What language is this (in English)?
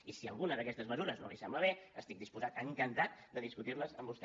Catalan